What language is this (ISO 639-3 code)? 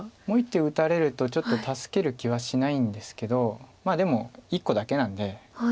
jpn